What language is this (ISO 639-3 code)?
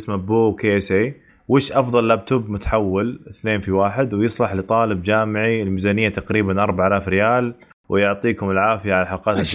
ara